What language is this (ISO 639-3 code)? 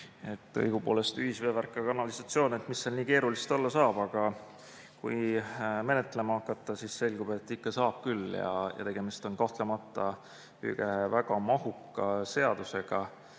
est